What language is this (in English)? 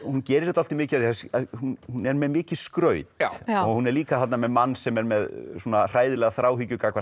Icelandic